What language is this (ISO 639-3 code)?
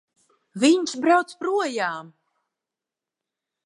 lav